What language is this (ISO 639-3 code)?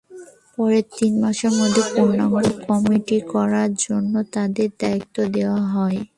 ben